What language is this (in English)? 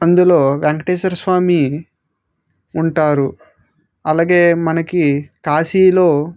Telugu